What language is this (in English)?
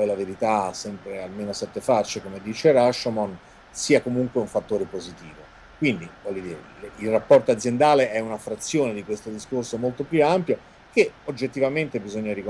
Italian